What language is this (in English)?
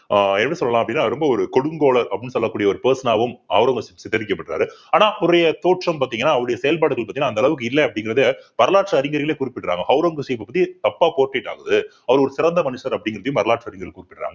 Tamil